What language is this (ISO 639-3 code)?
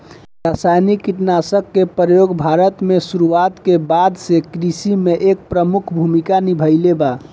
bho